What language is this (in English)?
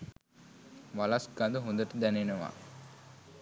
Sinhala